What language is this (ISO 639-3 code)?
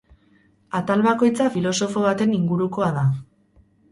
eus